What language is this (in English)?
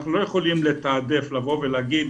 Hebrew